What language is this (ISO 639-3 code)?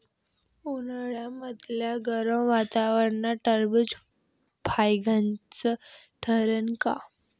mar